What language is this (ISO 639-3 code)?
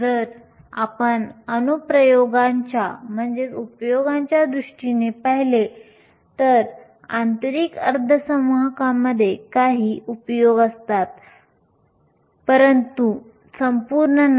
mar